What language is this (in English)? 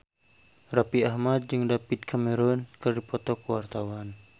Sundanese